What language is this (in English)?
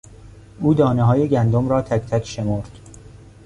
Persian